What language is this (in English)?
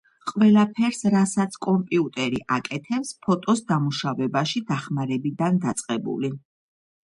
Georgian